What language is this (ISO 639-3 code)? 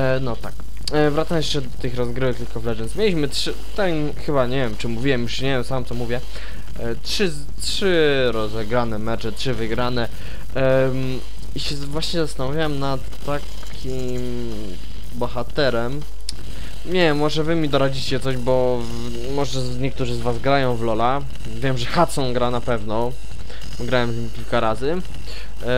pol